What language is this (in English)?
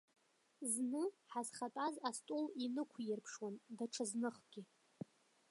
Abkhazian